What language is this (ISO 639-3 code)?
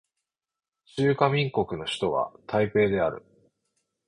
jpn